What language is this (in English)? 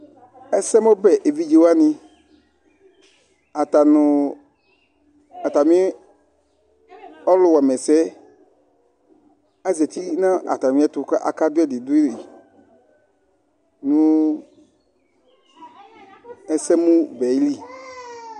Ikposo